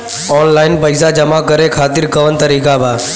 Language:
Bhojpuri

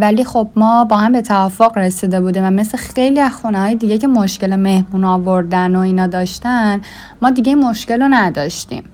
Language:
Persian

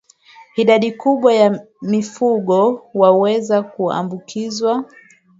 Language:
Swahili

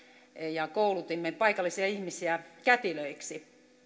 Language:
Finnish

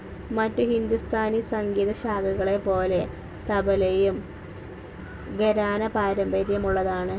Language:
Malayalam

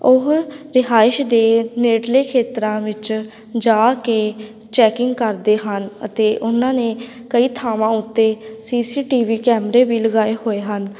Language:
Punjabi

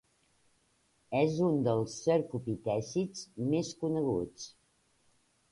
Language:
Catalan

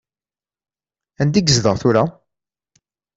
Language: Kabyle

